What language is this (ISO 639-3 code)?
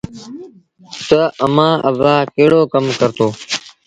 sbn